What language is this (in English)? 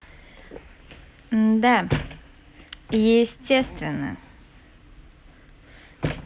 Russian